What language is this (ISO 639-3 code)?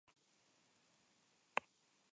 eus